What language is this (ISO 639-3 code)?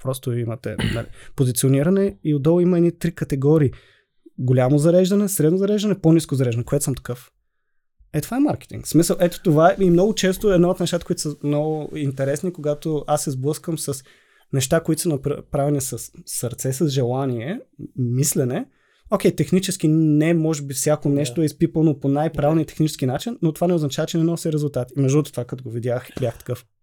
bul